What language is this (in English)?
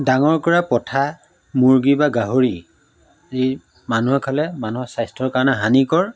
Assamese